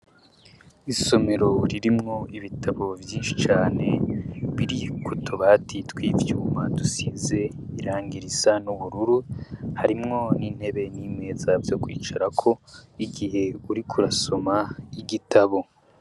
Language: Rundi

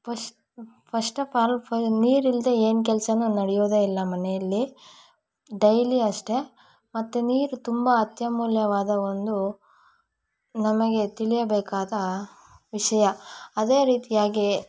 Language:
Kannada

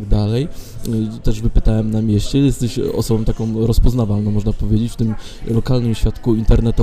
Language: Polish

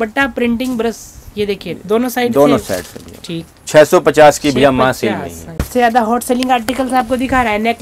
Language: Hindi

